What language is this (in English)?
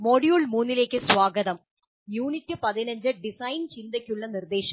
Malayalam